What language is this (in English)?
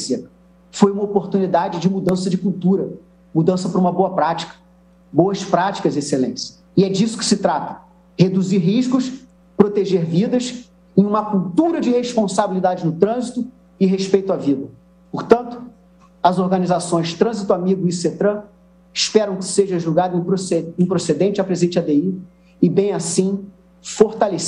Portuguese